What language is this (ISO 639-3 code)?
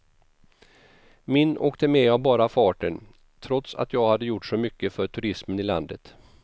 swe